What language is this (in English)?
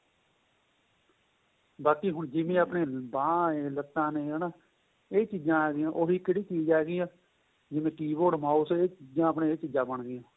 Punjabi